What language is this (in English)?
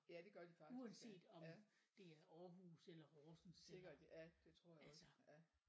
Danish